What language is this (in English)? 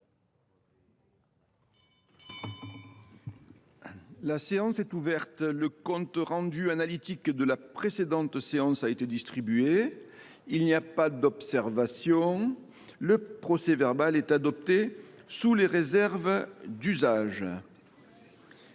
French